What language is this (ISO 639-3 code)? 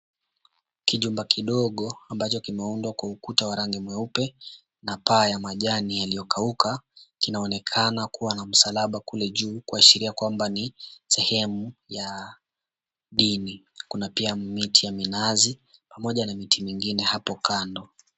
swa